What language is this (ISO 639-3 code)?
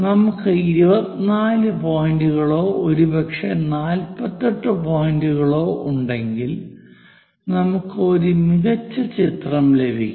mal